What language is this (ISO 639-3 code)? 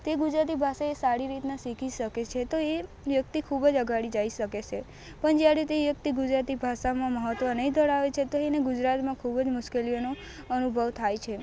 guj